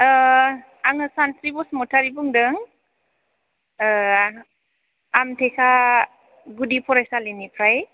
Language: Bodo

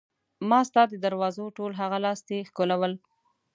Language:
Pashto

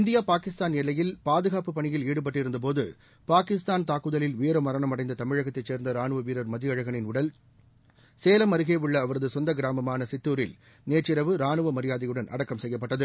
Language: Tamil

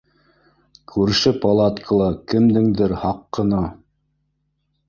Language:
Bashkir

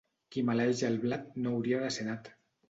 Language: Catalan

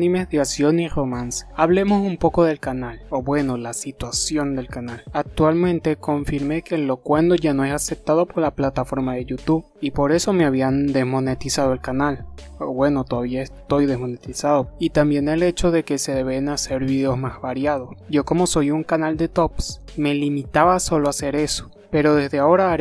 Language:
Spanish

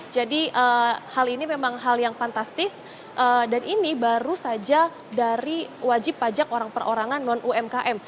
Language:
Indonesian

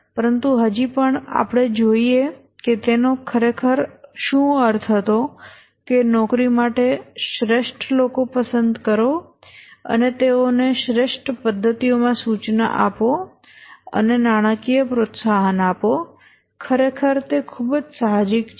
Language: Gujarati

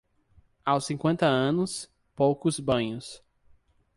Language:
Portuguese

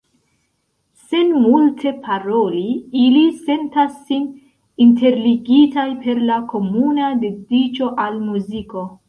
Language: Esperanto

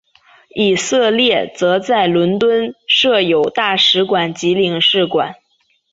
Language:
Chinese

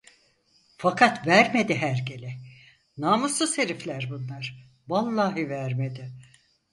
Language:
Turkish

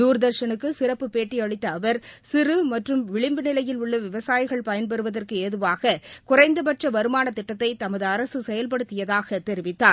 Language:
Tamil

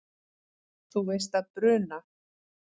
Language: Icelandic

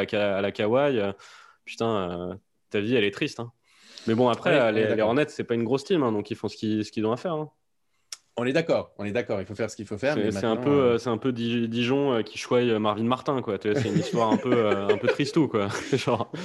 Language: French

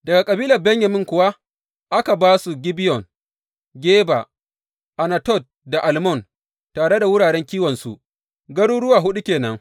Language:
Hausa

